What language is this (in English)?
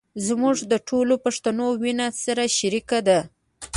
Pashto